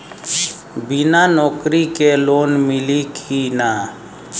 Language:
Bhojpuri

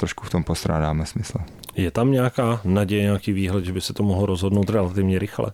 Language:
Czech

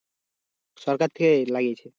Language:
Bangla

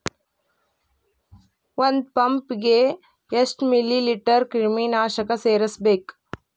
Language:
Kannada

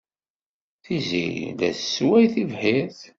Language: Kabyle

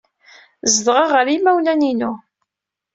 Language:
Kabyle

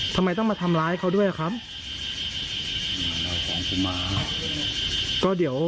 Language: Thai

